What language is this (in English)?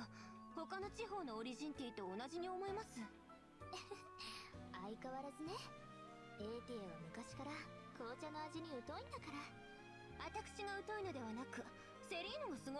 German